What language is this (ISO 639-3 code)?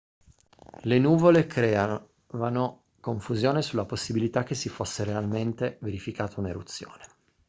ita